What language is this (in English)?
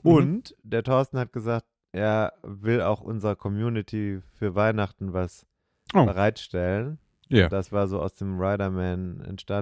German